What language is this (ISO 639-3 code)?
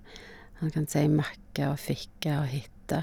nor